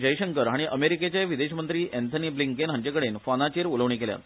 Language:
Konkani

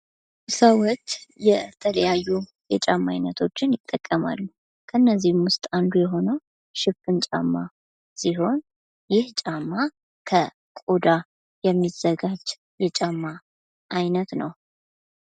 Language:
Amharic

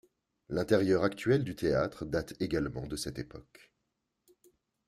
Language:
French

